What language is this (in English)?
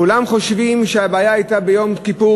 Hebrew